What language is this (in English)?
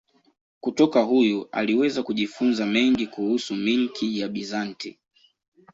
Swahili